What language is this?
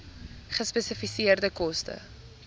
Afrikaans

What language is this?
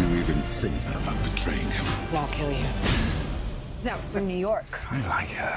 English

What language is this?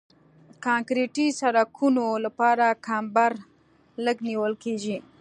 Pashto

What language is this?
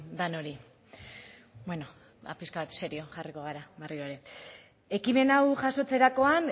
Basque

